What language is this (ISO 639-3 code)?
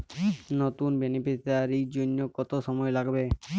ben